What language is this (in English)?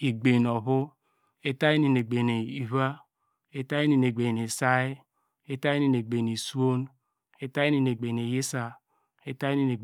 Degema